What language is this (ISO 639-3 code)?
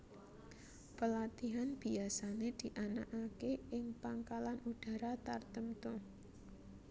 jav